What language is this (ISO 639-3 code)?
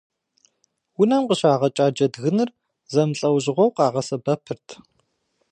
kbd